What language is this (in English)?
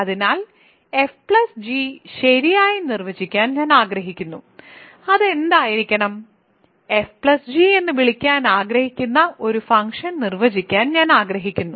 Malayalam